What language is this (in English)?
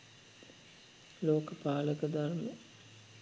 Sinhala